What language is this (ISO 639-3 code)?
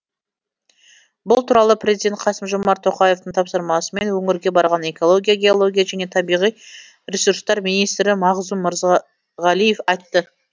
kaz